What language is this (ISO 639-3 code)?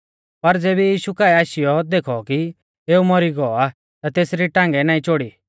bfz